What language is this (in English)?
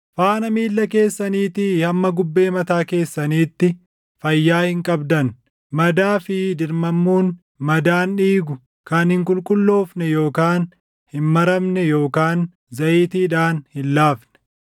Oromo